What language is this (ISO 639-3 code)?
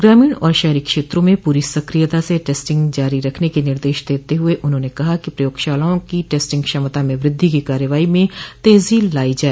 hin